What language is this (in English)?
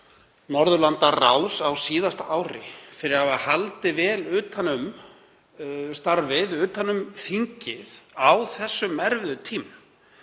Icelandic